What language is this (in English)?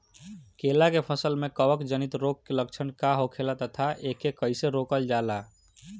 Bhojpuri